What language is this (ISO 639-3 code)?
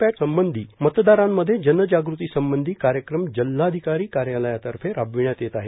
mar